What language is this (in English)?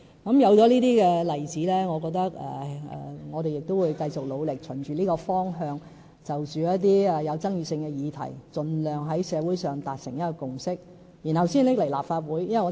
Cantonese